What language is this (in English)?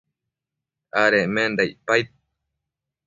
Matsés